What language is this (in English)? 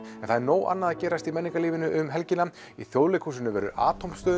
Icelandic